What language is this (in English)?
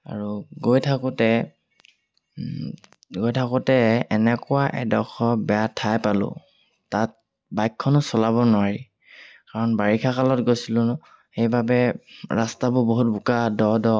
Assamese